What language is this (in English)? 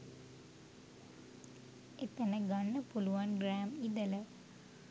Sinhala